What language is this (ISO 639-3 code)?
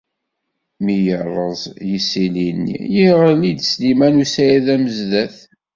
kab